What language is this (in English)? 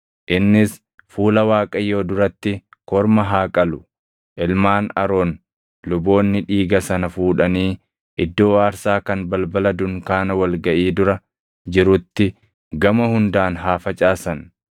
Oromo